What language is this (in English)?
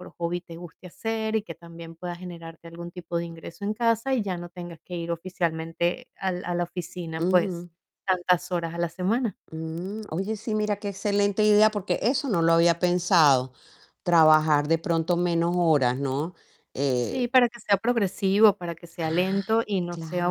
Spanish